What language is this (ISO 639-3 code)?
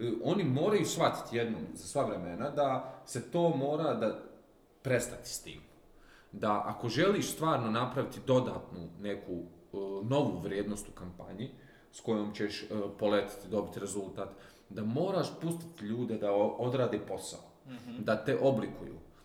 hrv